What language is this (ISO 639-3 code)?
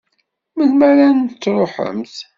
kab